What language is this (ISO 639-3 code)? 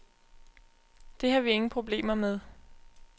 dan